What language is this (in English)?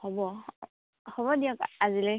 Assamese